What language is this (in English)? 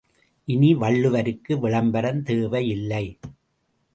Tamil